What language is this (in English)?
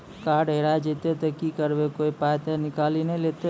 Maithili